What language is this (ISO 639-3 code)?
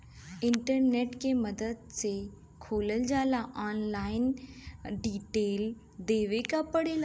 bho